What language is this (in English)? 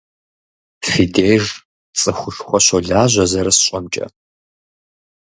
Kabardian